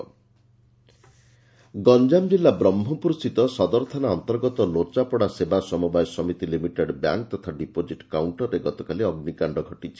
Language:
Odia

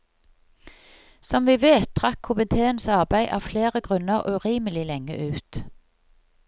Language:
Norwegian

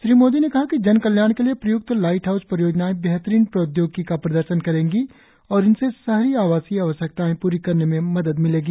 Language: Hindi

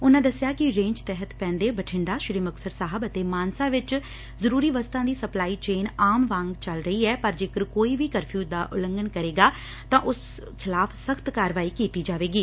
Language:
Punjabi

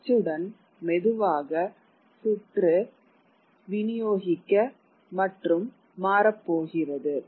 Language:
Tamil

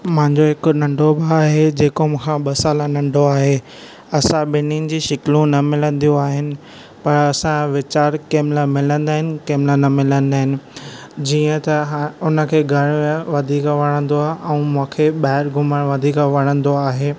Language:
Sindhi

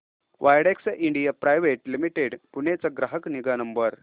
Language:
Marathi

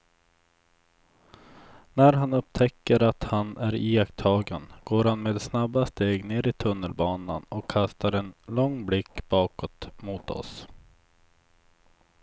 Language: Swedish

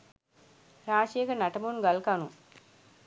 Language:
Sinhala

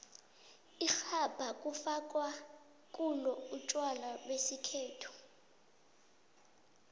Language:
South Ndebele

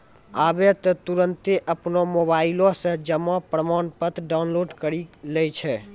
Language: Maithili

